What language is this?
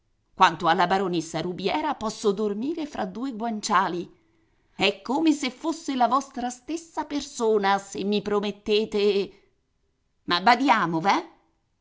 Italian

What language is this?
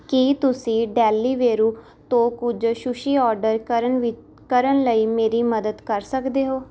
Punjabi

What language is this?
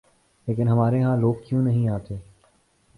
Urdu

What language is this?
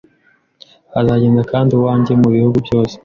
Kinyarwanda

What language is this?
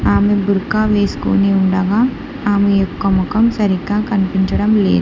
Telugu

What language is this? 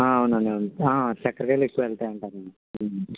Telugu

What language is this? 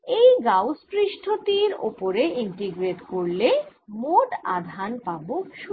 Bangla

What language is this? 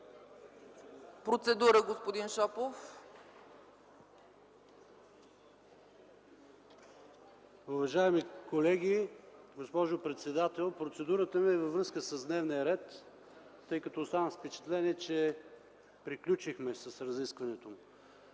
Bulgarian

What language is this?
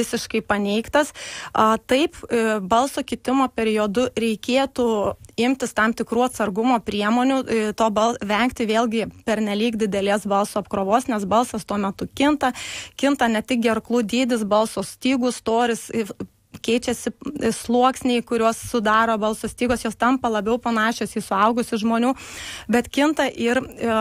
Lithuanian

